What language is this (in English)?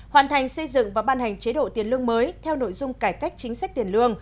Vietnamese